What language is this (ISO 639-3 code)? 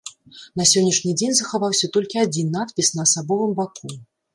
bel